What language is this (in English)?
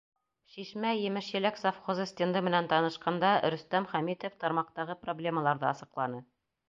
Bashkir